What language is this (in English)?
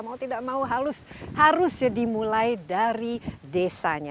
Indonesian